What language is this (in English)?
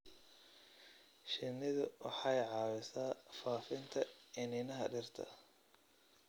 Somali